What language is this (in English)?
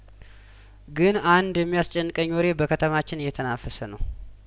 Amharic